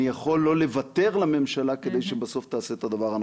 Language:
Hebrew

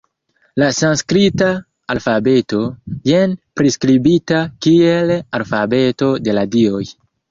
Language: Esperanto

